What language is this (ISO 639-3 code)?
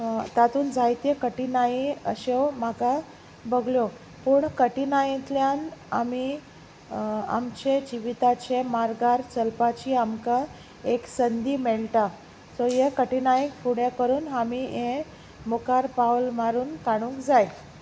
kok